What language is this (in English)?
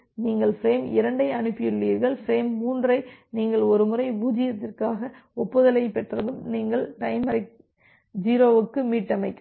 Tamil